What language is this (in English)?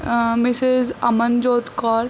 Punjabi